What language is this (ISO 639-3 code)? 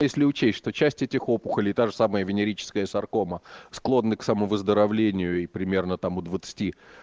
rus